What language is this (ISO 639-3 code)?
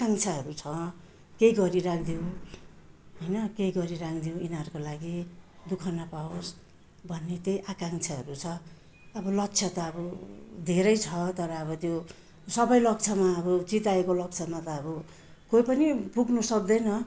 nep